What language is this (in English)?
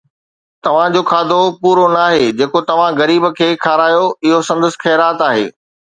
Sindhi